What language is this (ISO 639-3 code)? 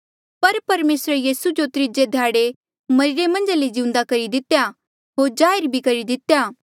mjl